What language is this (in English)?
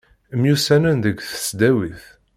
Kabyle